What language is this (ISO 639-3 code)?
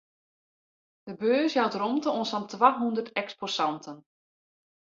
fry